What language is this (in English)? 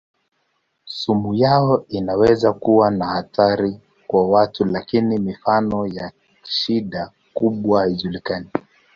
Swahili